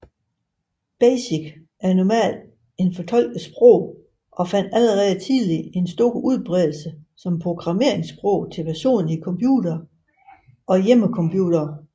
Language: Danish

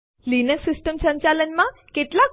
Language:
Gujarati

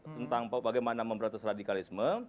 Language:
Indonesian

